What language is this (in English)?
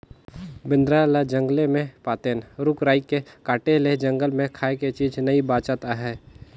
Chhattisgarhi